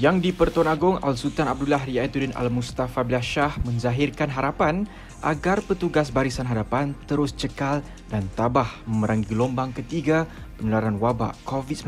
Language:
Malay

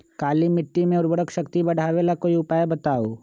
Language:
Magahi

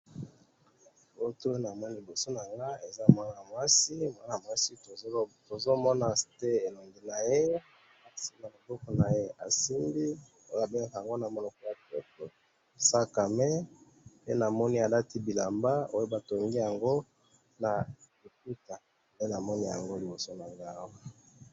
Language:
Lingala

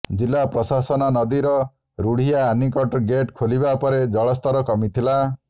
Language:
Odia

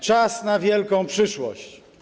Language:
Polish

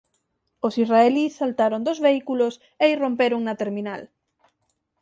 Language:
Galician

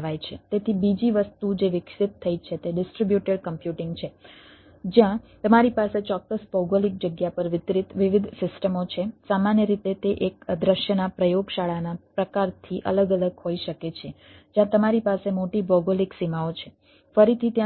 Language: Gujarati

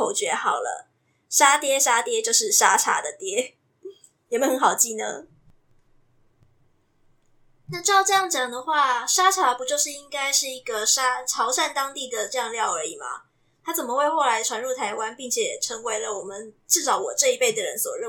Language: Chinese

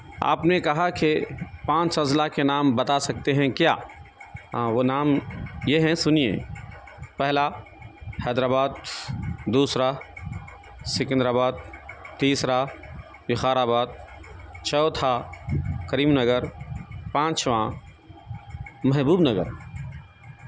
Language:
Urdu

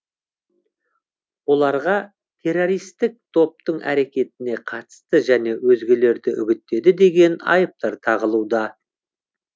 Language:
Kazakh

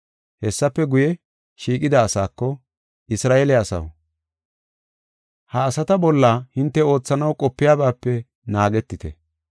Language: Gofa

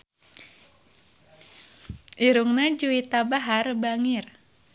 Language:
Sundanese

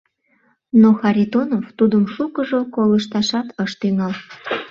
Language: Mari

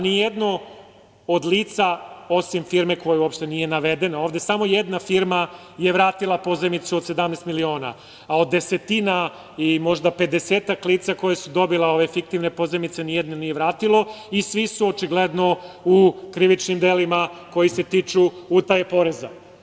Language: Serbian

